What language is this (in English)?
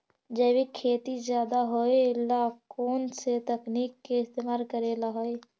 Magahi